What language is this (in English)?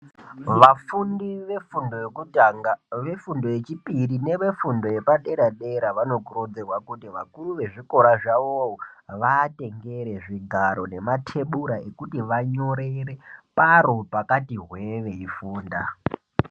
Ndau